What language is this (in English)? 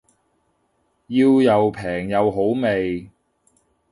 Cantonese